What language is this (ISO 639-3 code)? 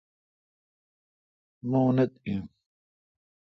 xka